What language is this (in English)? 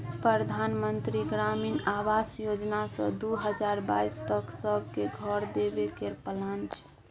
Maithili